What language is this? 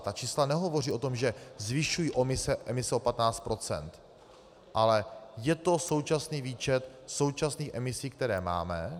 Czech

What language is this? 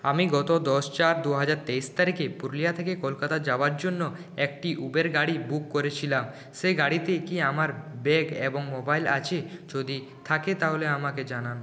Bangla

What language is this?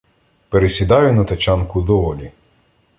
Ukrainian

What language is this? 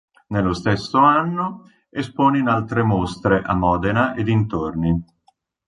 Italian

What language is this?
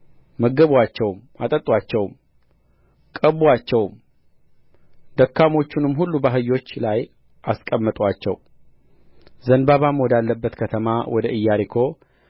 Amharic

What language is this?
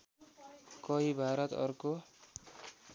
Nepali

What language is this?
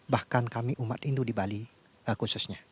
Indonesian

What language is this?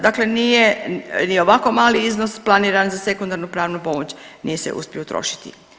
Croatian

